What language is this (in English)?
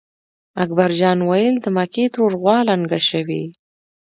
Pashto